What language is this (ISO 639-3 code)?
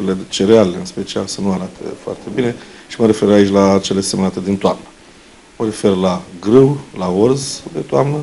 ron